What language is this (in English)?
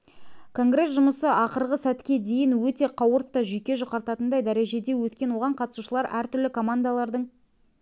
Kazakh